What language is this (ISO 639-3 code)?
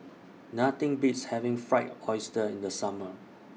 eng